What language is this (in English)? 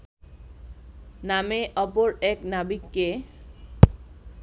Bangla